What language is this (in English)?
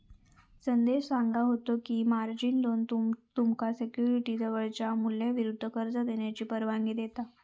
Marathi